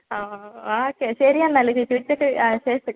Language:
Malayalam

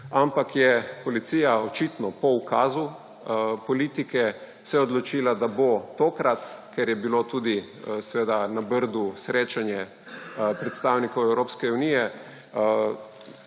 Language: Slovenian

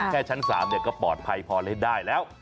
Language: Thai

